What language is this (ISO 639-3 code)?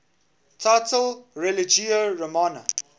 eng